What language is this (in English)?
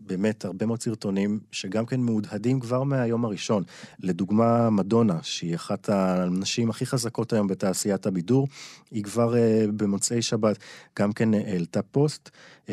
Hebrew